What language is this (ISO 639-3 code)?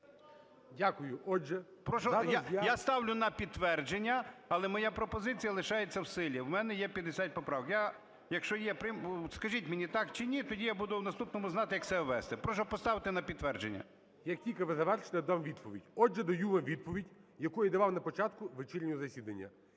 ukr